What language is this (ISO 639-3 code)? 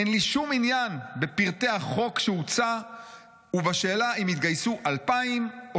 heb